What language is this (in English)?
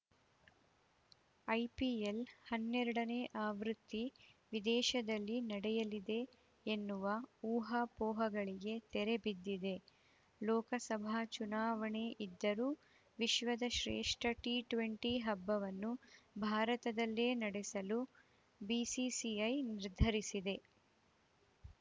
Kannada